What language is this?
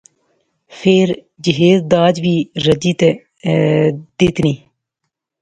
Pahari-Potwari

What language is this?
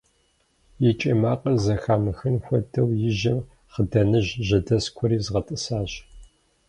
Kabardian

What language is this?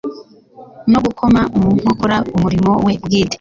Kinyarwanda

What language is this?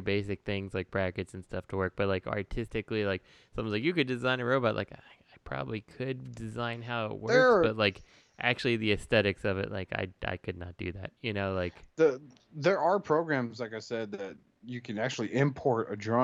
English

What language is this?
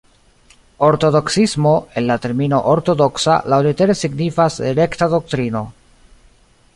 Esperanto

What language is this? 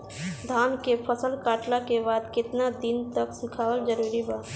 Bhojpuri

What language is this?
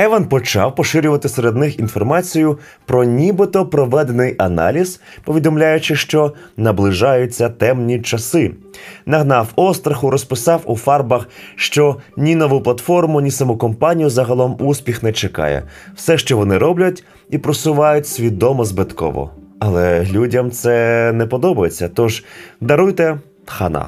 Ukrainian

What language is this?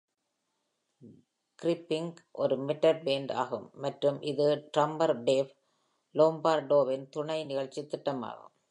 Tamil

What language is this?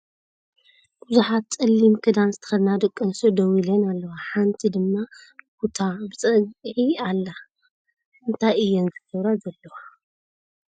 Tigrinya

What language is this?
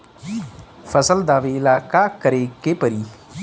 Bhojpuri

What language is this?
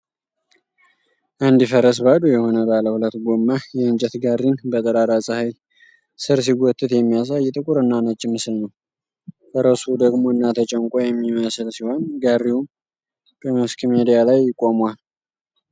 Amharic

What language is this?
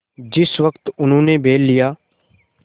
Hindi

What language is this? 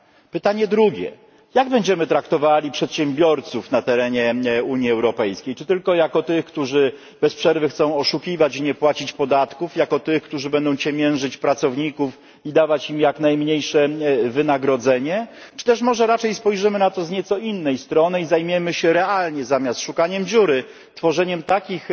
Polish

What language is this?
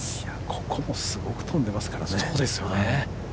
Japanese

